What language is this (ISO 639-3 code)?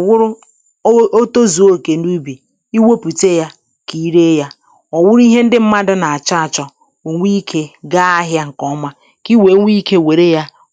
ibo